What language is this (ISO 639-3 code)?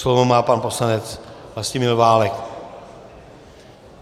ces